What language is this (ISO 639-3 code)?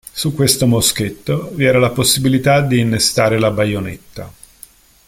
ita